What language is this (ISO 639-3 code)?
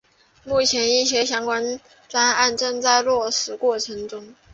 zho